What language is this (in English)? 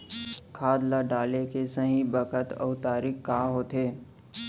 Chhattisgarhi